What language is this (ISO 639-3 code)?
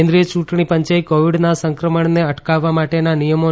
guj